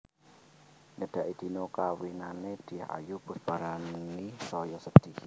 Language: Javanese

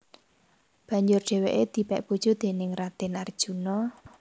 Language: Javanese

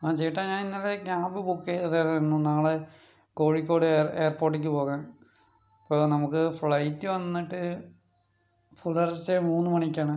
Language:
Malayalam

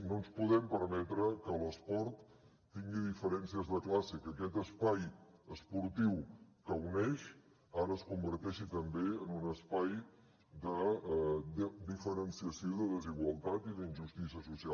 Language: Catalan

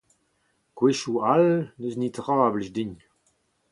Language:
Breton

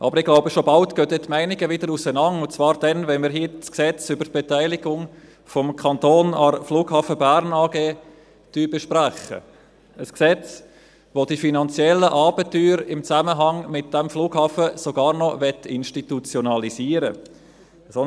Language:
Swiss German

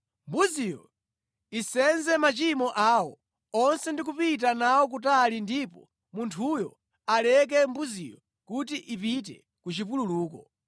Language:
Nyanja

